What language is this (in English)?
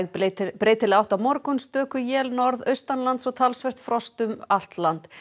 Icelandic